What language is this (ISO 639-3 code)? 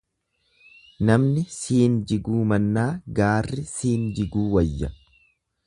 orm